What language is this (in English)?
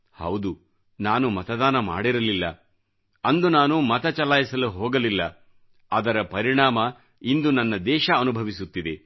Kannada